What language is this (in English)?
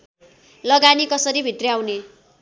Nepali